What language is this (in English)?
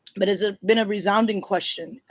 English